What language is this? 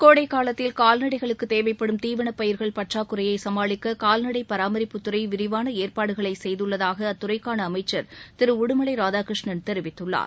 Tamil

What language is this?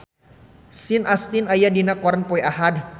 Sundanese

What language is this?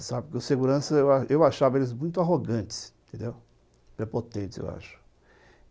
Portuguese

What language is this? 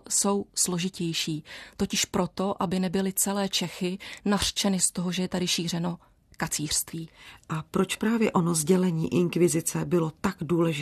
Czech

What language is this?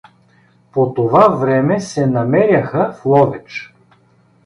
Bulgarian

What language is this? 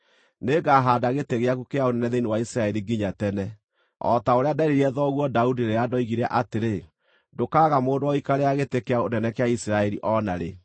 Kikuyu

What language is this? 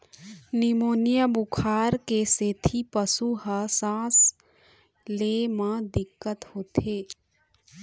Chhattisgarhi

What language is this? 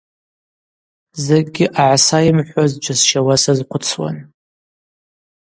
Abaza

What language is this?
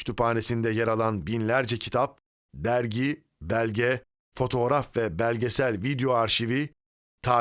Turkish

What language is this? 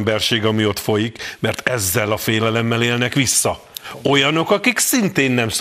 Hungarian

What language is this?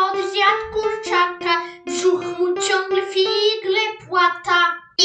Polish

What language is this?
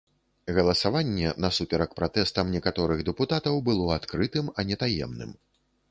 Belarusian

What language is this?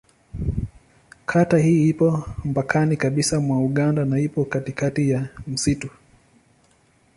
Swahili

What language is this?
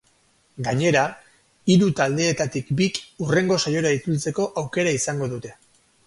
Basque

